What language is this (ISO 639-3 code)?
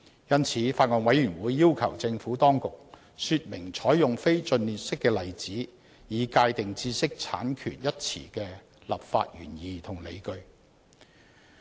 yue